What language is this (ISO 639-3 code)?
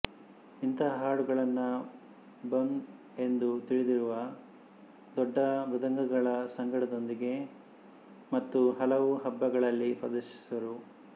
kan